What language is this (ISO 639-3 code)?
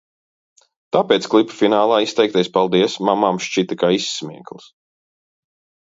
lav